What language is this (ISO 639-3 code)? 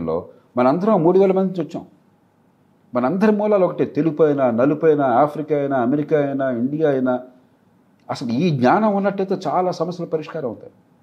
tel